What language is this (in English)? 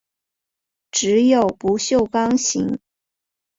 Chinese